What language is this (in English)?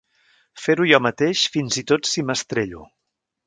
Catalan